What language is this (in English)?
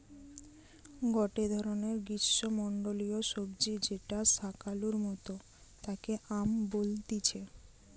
Bangla